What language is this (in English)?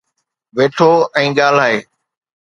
Sindhi